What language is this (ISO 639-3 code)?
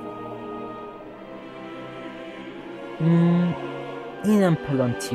fas